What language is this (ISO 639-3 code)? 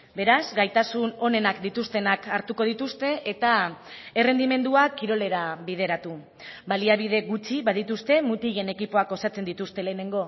eus